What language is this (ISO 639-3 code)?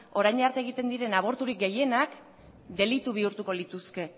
eus